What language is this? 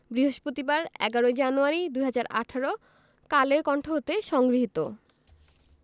Bangla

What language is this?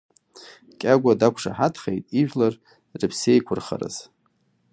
Abkhazian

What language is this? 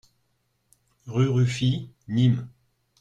French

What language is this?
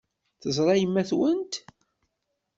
Kabyle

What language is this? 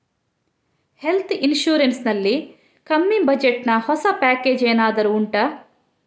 Kannada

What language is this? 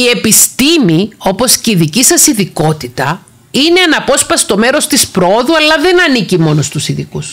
Greek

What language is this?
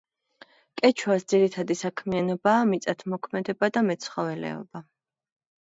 Georgian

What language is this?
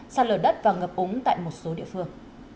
Vietnamese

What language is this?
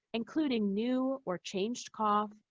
English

